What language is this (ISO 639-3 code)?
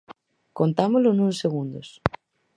glg